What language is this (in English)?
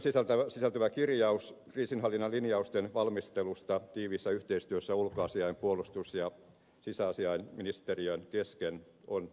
Finnish